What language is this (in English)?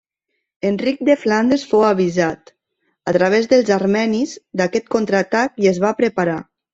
Catalan